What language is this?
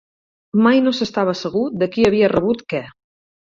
Catalan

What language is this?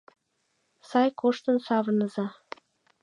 Mari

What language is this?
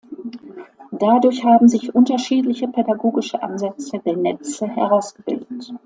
German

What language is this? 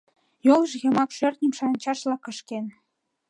Mari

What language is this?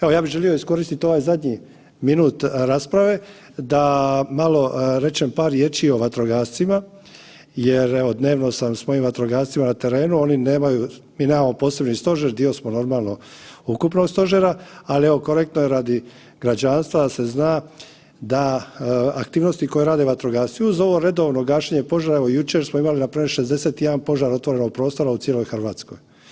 Croatian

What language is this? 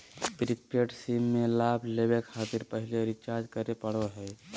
Magahi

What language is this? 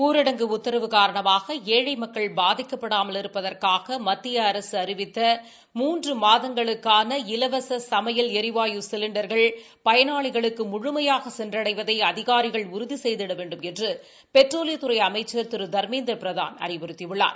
Tamil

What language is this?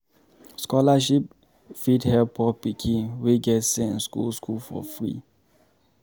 Nigerian Pidgin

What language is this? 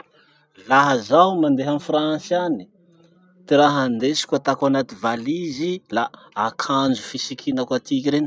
Masikoro Malagasy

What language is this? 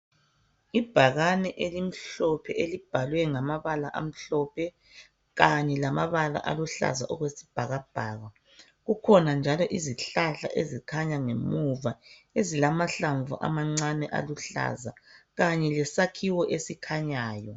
North Ndebele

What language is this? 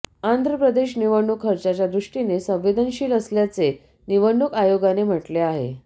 Marathi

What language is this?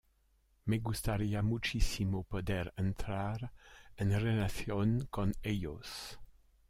French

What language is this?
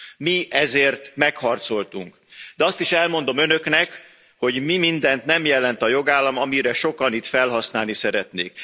Hungarian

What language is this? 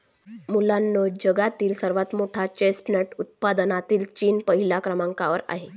Marathi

